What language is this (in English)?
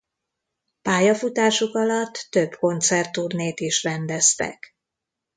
Hungarian